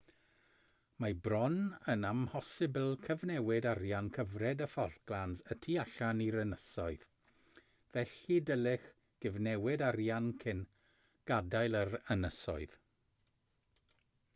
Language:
Welsh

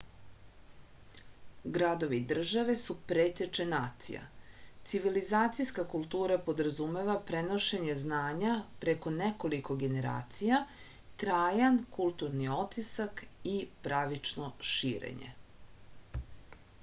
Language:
Serbian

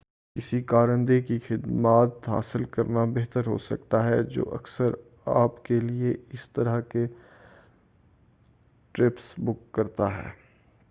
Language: Urdu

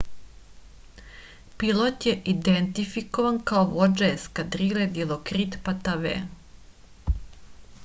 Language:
Serbian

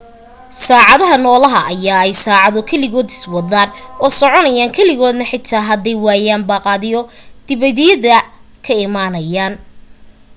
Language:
Somali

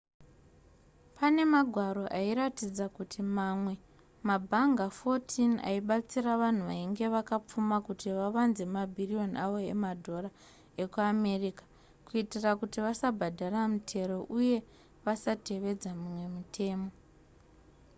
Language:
Shona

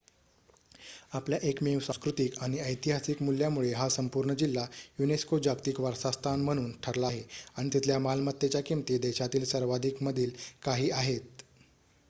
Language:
Marathi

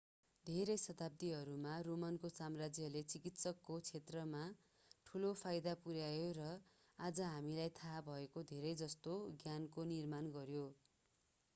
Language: Nepali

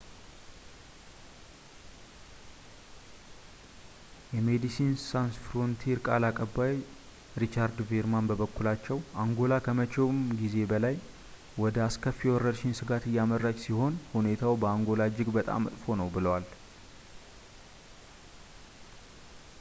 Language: Amharic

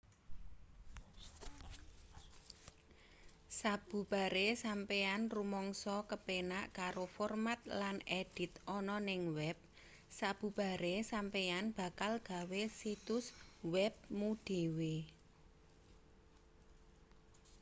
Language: Javanese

